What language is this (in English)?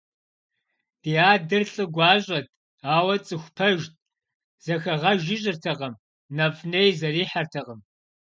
Kabardian